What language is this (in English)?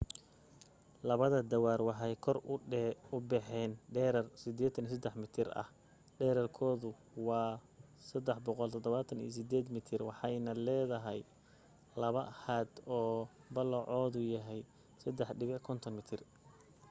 Somali